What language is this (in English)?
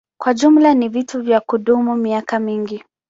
Swahili